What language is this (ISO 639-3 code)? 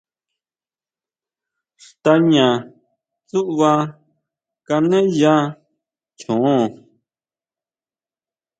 mau